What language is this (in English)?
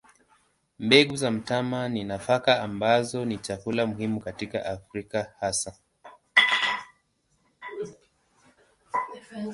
Swahili